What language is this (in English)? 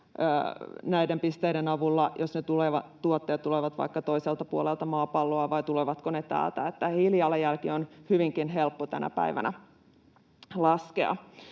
Finnish